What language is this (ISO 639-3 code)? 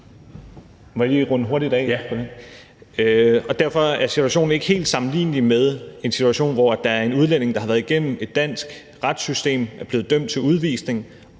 dan